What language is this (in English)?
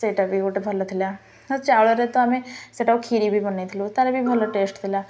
Odia